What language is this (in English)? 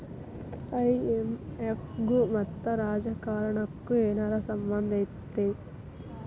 Kannada